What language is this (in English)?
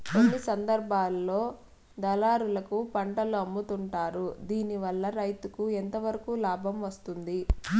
Telugu